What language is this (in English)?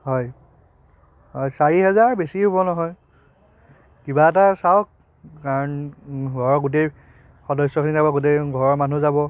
Assamese